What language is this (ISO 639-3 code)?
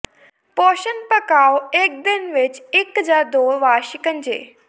pan